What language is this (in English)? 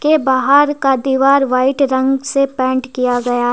Hindi